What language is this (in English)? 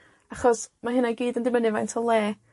Welsh